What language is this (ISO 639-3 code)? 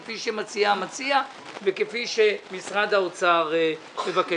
heb